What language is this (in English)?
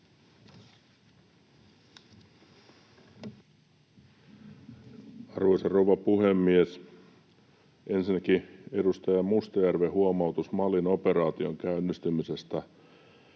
Finnish